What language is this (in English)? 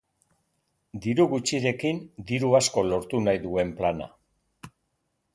Basque